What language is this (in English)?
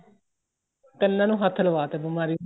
Punjabi